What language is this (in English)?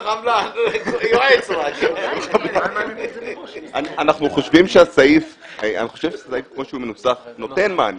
Hebrew